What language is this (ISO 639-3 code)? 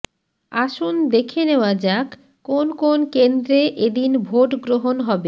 ben